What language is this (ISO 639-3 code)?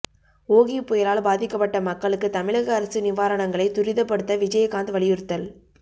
tam